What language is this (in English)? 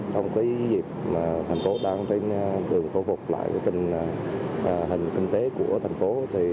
Vietnamese